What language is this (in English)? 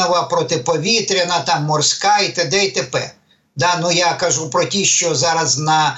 Ukrainian